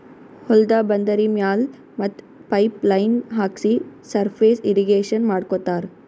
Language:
Kannada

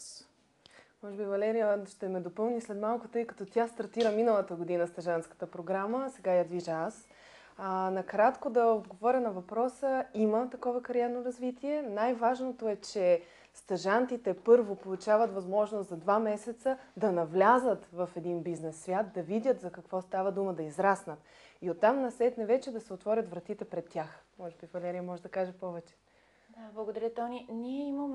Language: Bulgarian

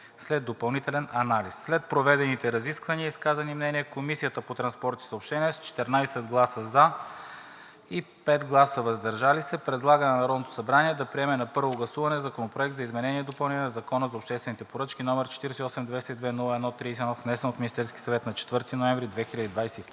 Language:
Bulgarian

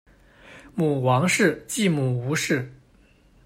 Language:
Chinese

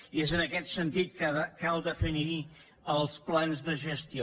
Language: Catalan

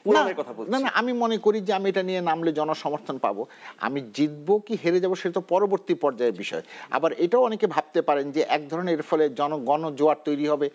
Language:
Bangla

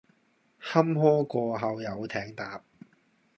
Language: Cantonese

